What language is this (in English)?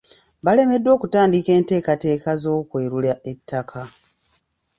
Ganda